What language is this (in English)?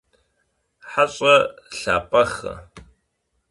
Kabardian